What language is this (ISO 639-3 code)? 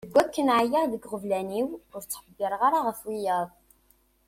kab